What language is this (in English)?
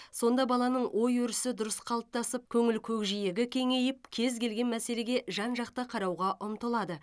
Kazakh